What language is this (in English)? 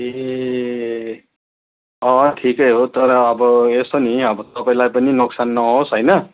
Nepali